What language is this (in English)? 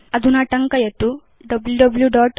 Sanskrit